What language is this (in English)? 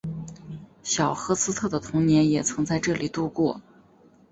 Chinese